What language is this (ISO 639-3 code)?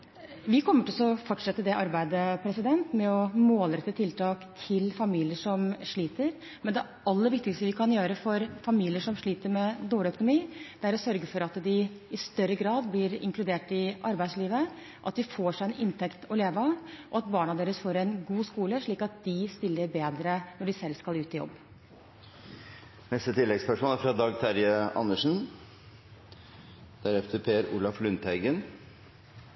nor